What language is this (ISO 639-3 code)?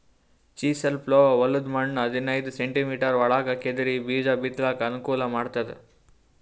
kan